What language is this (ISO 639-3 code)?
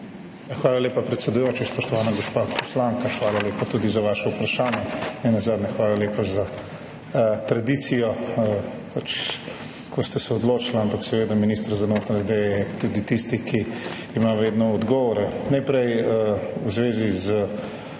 slv